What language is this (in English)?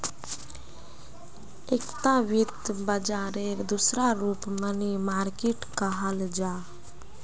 Magahi